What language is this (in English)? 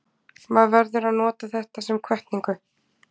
Icelandic